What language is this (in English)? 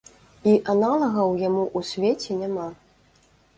Belarusian